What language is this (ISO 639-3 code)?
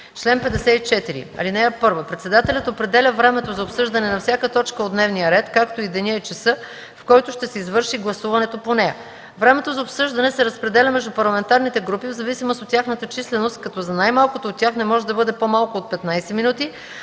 bul